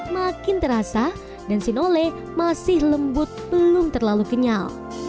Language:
Indonesian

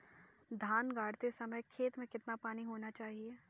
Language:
Hindi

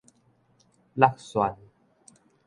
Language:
Min Nan Chinese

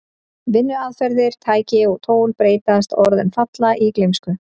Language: Icelandic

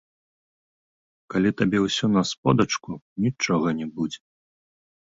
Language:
Belarusian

